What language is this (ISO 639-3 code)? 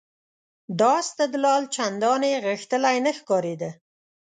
pus